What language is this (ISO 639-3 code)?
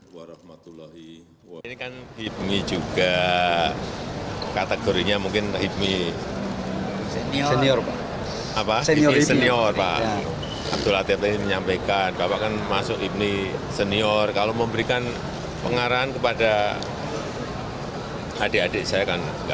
ind